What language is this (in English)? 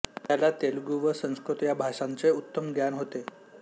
Marathi